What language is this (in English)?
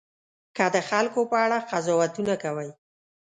Pashto